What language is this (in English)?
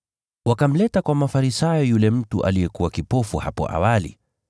Swahili